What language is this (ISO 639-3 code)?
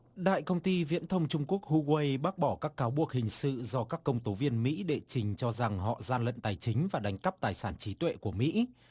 vie